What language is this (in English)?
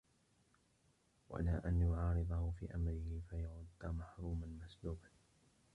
Arabic